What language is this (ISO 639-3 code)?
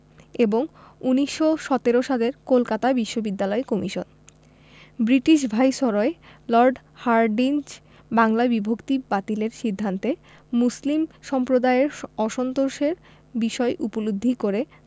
ben